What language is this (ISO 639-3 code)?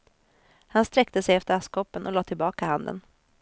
swe